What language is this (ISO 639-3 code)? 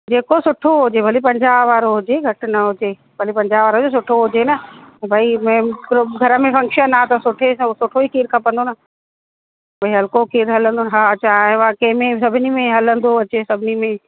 snd